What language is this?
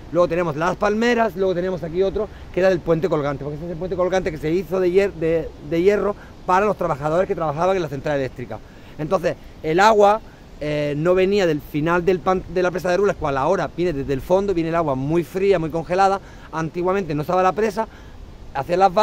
Spanish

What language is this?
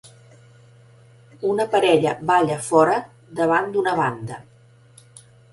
Catalan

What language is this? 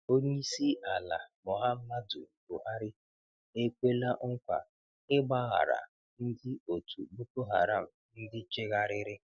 Igbo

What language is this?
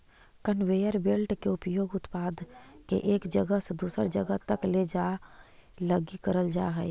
Magahi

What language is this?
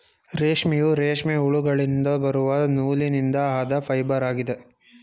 Kannada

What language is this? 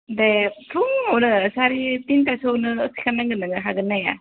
Bodo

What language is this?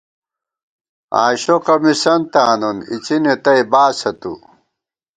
Gawar-Bati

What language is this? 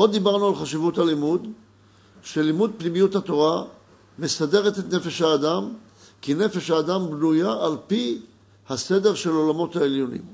Hebrew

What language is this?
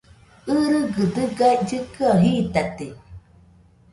Nüpode Huitoto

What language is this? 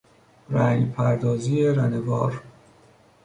Persian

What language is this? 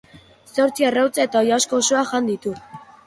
Basque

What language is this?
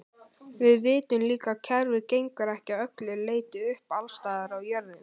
Icelandic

